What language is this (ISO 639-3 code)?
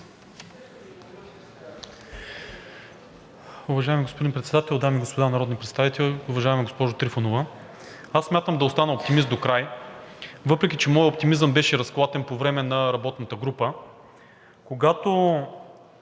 bul